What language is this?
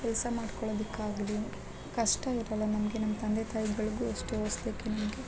Kannada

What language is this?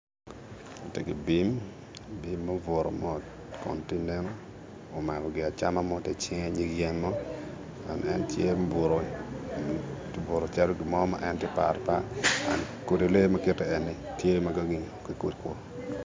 Acoli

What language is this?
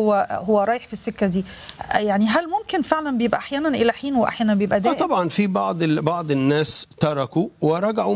Arabic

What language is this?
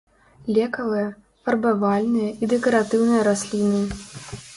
Belarusian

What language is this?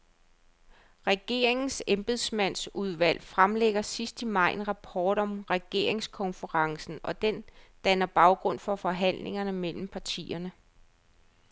Danish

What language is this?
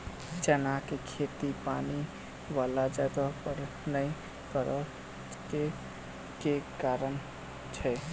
Maithili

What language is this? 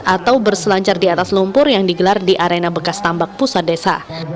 Indonesian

